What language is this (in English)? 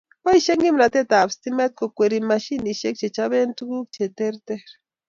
Kalenjin